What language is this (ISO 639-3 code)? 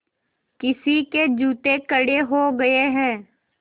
hin